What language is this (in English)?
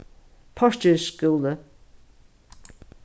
Faroese